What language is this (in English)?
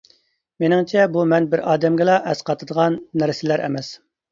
Uyghur